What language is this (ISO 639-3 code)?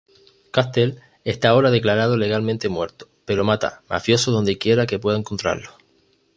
spa